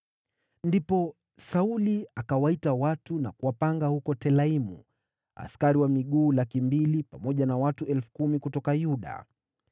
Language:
Swahili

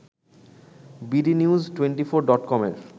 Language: Bangla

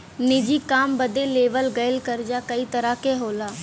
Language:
Bhojpuri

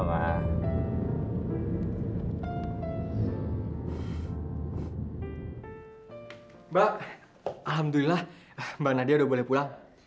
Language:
Indonesian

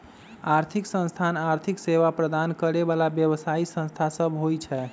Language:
Magahi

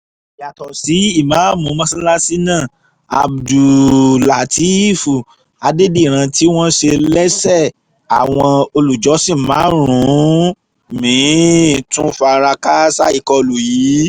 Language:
Yoruba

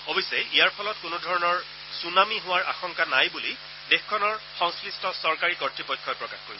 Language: Assamese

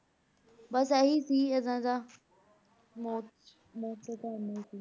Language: Punjabi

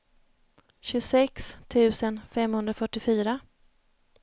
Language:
Swedish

